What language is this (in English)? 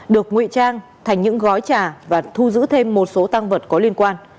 Vietnamese